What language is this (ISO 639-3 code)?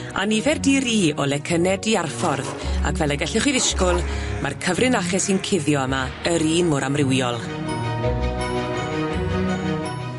cym